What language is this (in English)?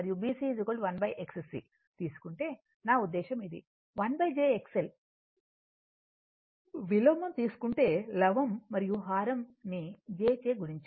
Telugu